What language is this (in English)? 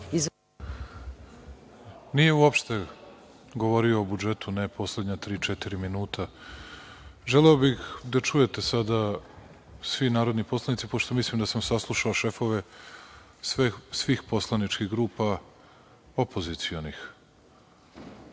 Serbian